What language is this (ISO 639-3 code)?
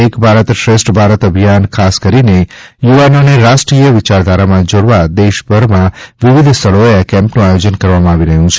guj